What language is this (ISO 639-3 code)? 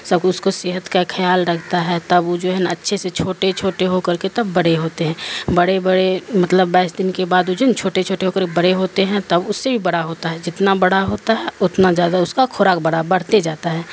urd